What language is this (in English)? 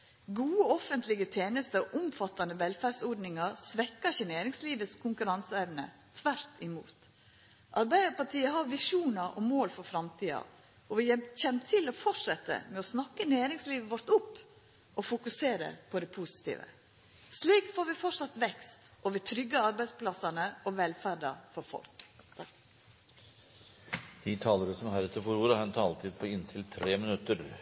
Norwegian